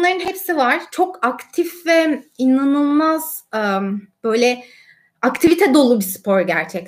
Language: Turkish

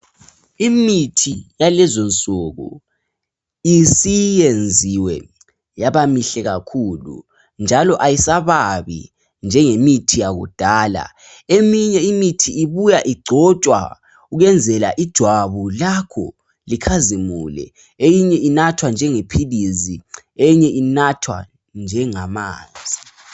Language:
North Ndebele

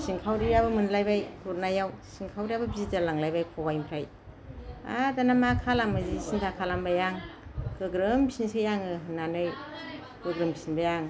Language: Bodo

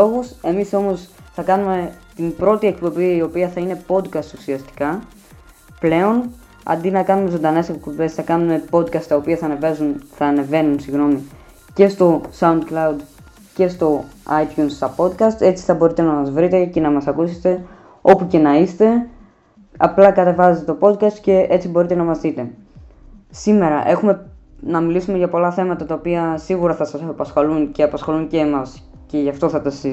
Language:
Greek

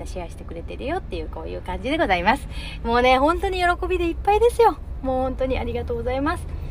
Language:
Japanese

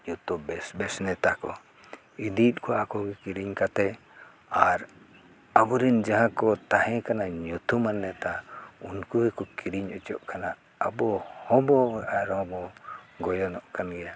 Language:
Santali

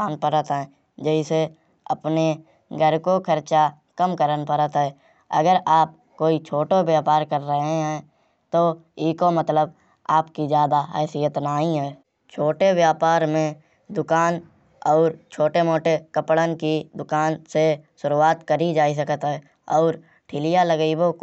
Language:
Kanauji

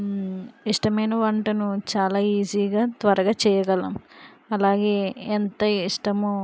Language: Telugu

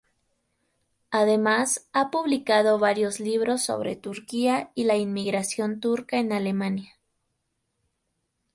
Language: Spanish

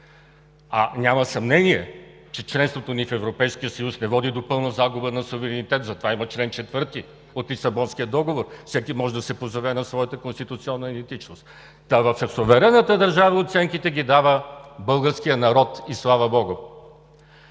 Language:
Bulgarian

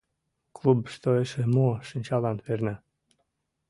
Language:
Mari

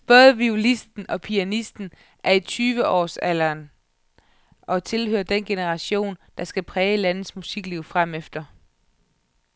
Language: Danish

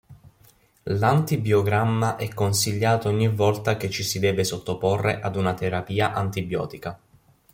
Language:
Italian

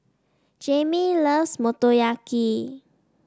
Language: English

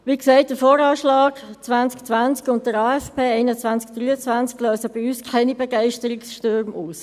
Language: Swiss German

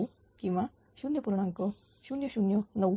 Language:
Marathi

